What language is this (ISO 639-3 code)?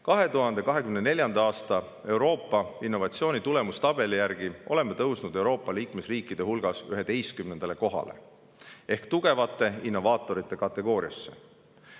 est